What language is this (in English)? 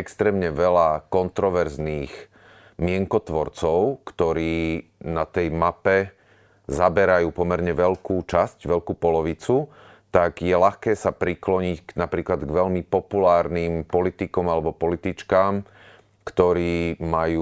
Slovak